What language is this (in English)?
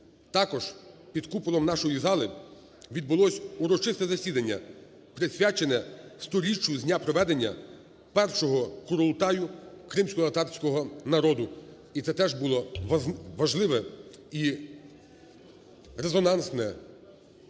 Ukrainian